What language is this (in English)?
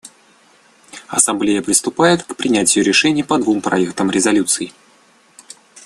Russian